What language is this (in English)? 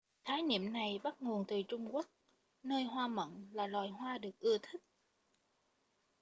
Vietnamese